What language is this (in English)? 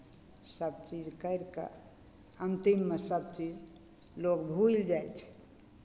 Maithili